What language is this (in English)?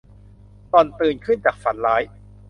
Thai